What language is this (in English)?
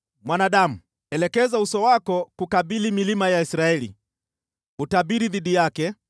Swahili